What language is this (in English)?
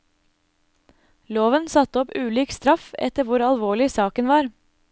Norwegian